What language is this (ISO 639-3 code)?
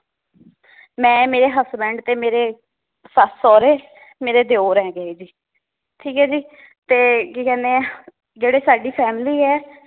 pan